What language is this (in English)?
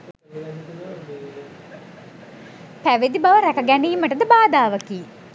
Sinhala